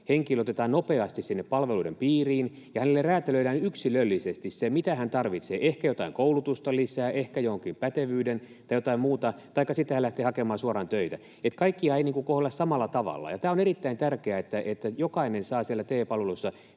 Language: Finnish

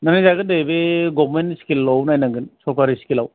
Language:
Bodo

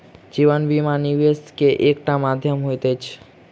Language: Maithili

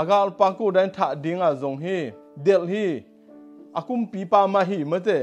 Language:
Dutch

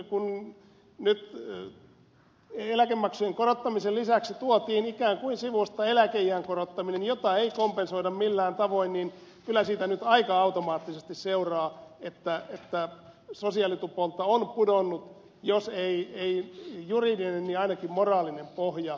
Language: Finnish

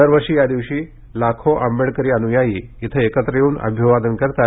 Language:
Marathi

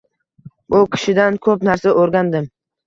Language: Uzbek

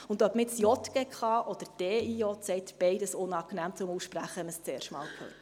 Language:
Swiss German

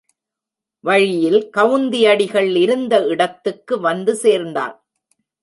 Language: Tamil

